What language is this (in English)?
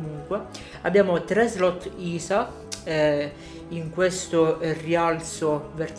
Italian